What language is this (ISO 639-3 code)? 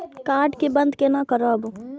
mai